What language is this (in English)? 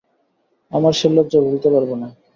Bangla